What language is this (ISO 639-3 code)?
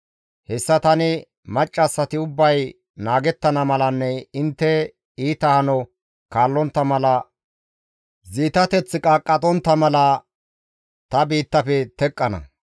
gmv